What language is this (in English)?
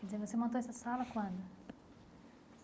Portuguese